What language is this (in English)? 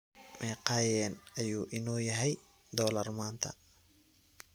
Somali